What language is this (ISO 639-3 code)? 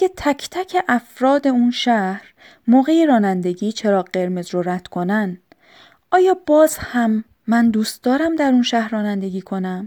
fas